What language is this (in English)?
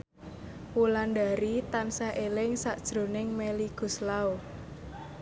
Javanese